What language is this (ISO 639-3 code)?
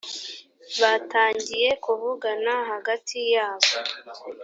kin